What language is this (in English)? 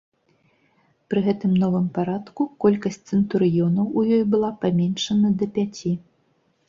Belarusian